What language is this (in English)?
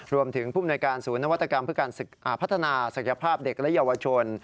Thai